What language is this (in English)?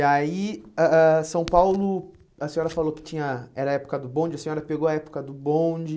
Portuguese